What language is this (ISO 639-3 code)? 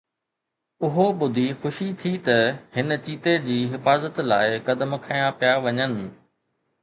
snd